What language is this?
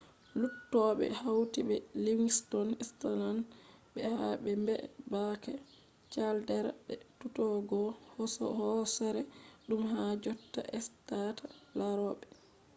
Fula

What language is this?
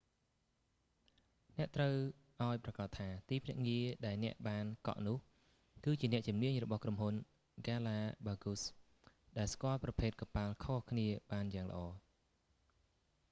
Khmer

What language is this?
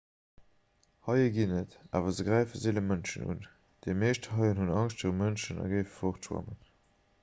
Luxembourgish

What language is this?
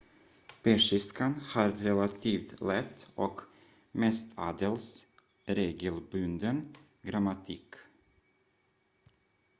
Swedish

